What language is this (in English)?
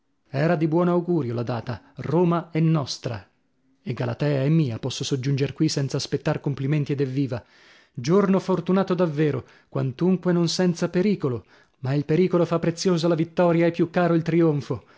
Italian